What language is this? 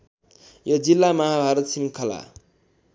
Nepali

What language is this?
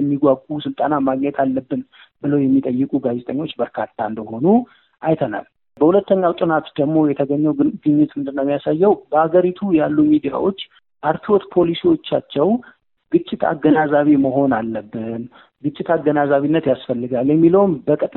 Amharic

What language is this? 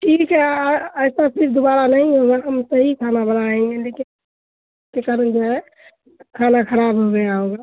Urdu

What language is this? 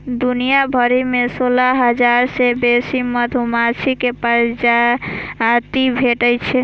Maithili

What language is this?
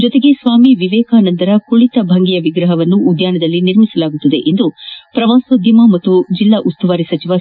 Kannada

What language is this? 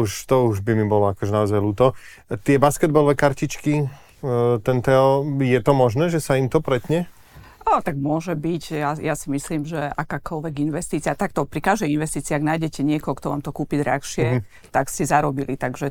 Slovak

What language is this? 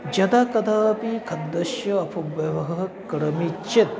Sanskrit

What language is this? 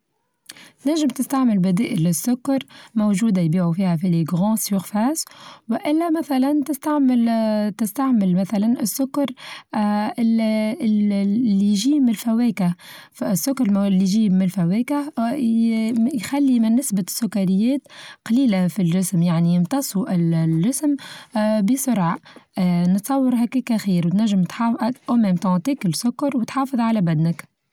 Tunisian Arabic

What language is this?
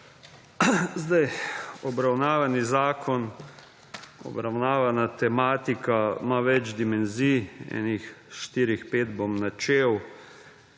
Slovenian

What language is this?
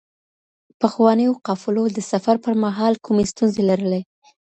Pashto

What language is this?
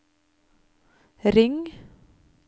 Norwegian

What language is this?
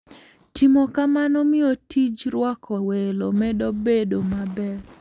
Luo (Kenya and Tanzania)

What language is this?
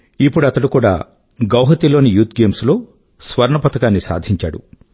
Telugu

